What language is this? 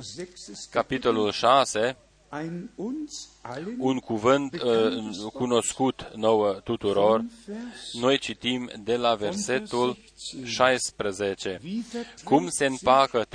Romanian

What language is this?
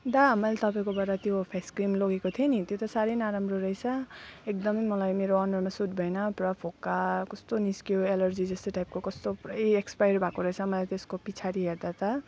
Nepali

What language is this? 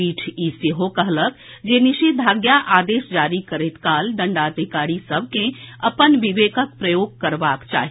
Maithili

